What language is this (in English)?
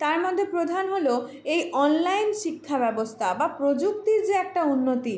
Bangla